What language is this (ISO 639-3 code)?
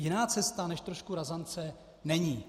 ces